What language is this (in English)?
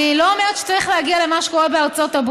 Hebrew